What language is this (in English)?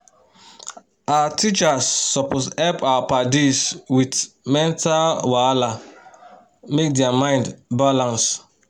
Nigerian Pidgin